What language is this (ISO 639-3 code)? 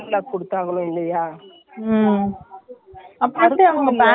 tam